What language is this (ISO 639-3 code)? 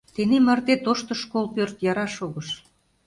chm